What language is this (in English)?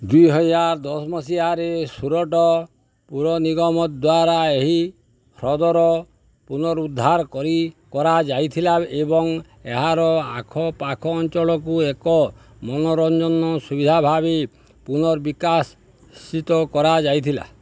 Odia